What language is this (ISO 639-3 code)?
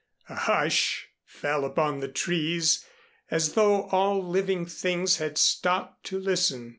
eng